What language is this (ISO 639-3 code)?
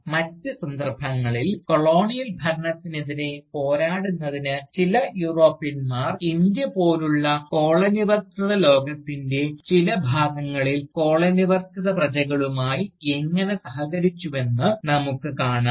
mal